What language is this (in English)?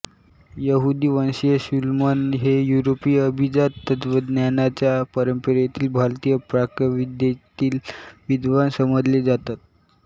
Marathi